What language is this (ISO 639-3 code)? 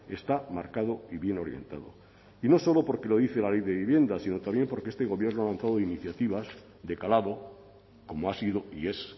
spa